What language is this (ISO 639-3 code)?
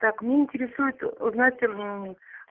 rus